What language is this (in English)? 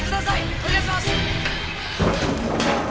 Japanese